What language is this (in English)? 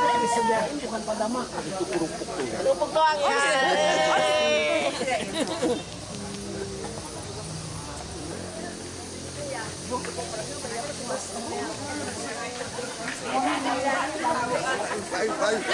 Indonesian